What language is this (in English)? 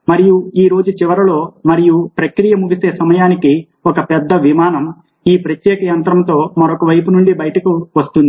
Telugu